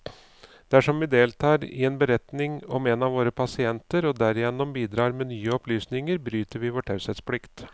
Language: Norwegian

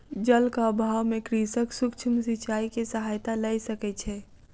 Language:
Maithili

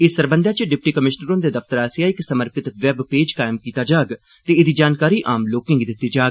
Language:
Dogri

